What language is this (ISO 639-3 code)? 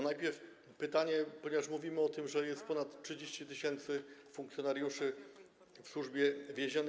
pol